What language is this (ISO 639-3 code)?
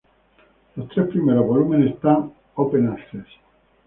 spa